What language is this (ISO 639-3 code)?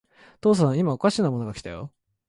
jpn